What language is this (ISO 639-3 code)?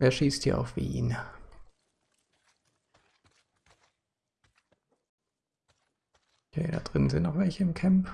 deu